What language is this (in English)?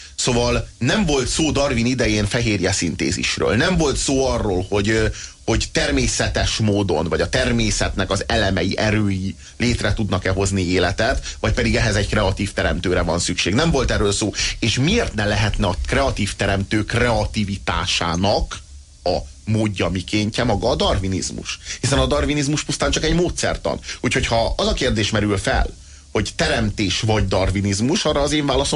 Hungarian